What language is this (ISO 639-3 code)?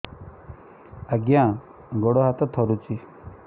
ori